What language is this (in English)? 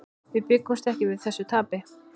Icelandic